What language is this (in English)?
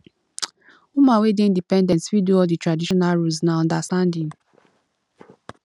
Nigerian Pidgin